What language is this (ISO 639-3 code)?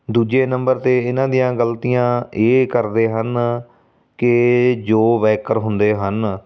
pan